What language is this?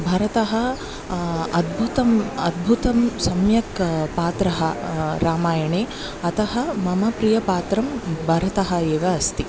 Sanskrit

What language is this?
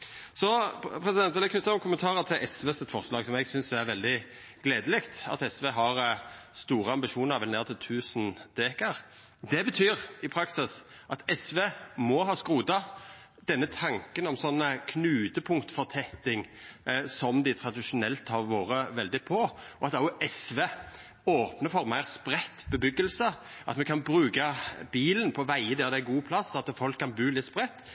Norwegian Nynorsk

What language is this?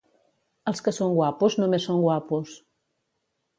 Catalan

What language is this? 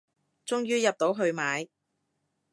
Cantonese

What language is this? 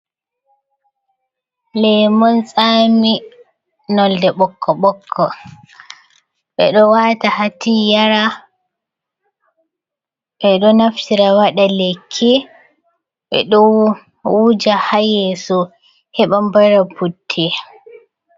Fula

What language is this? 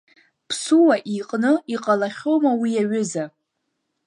Abkhazian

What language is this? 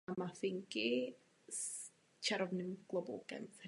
Czech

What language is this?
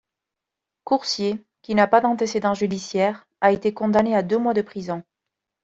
French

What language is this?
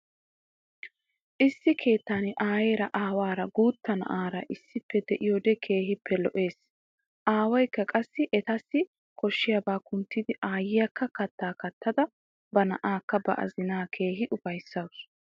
Wolaytta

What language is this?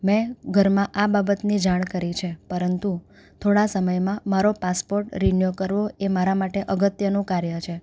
Gujarati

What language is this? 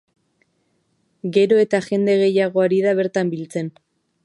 Basque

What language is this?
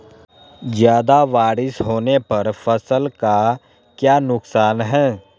Magahi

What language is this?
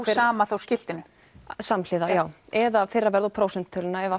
Icelandic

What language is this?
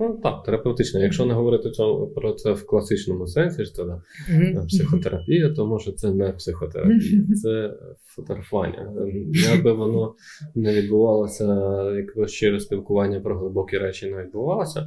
Ukrainian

